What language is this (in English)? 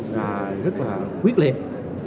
Vietnamese